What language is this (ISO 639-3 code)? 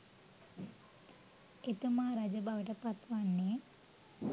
sin